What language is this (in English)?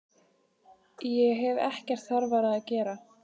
Icelandic